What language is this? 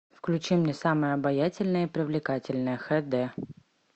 Russian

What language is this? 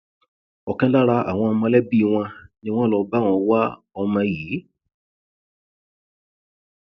Yoruba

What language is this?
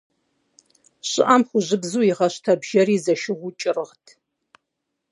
Kabardian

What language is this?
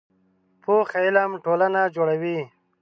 Pashto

